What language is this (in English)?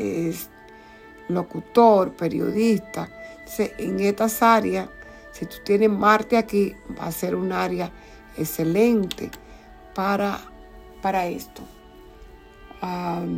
Spanish